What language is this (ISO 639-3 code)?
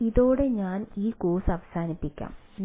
mal